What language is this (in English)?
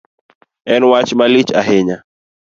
Luo (Kenya and Tanzania)